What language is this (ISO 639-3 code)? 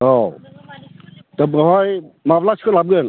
brx